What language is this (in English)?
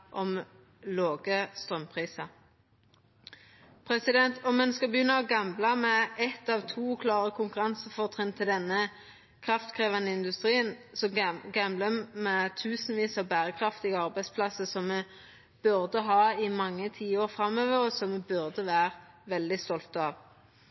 Norwegian Nynorsk